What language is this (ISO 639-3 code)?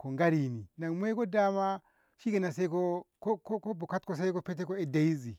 nbh